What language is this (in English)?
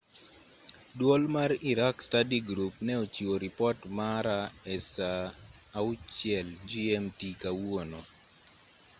Luo (Kenya and Tanzania)